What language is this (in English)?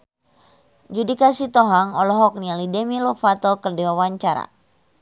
Sundanese